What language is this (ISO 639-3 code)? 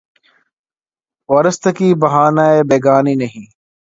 urd